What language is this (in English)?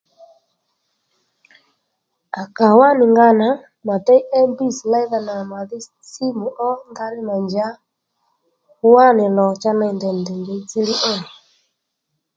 Lendu